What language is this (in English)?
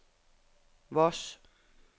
Norwegian